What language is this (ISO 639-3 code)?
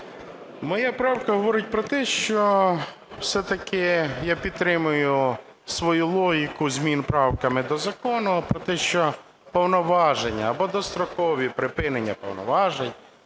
ukr